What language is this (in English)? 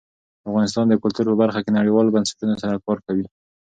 Pashto